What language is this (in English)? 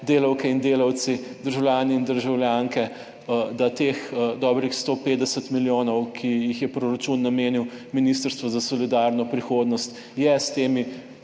Slovenian